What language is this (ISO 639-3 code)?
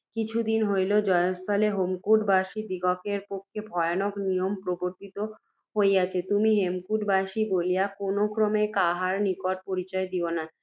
ben